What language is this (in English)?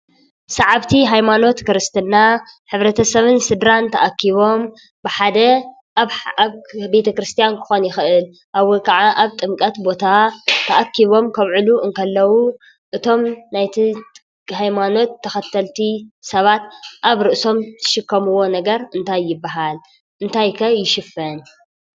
Tigrinya